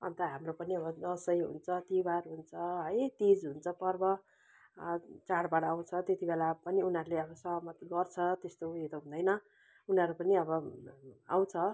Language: Nepali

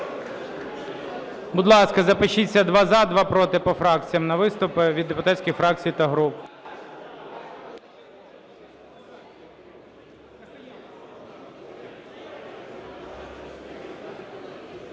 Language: Ukrainian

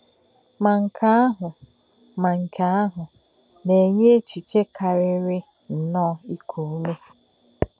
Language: Igbo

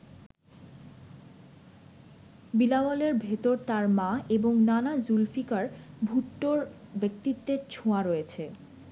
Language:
Bangla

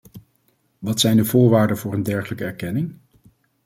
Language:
Dutch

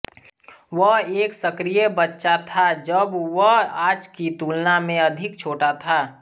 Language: Hindi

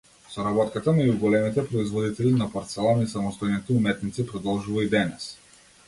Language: Macedonian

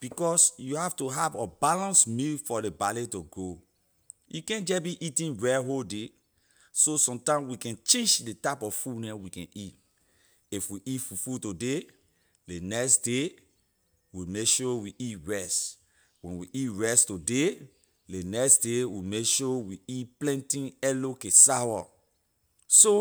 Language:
Liberian English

